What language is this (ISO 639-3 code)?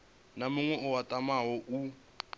ven